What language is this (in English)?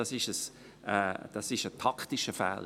Swiss German